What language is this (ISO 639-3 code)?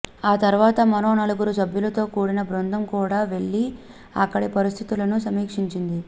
tel